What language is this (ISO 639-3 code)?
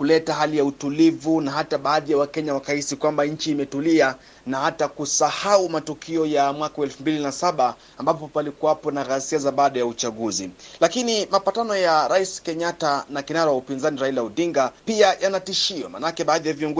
swa